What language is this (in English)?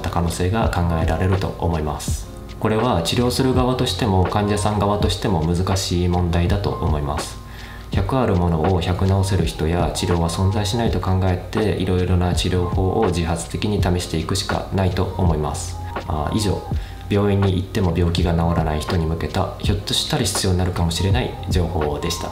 Japanese